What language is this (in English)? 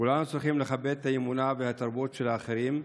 Hebrew